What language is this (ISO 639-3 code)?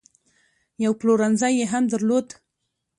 pus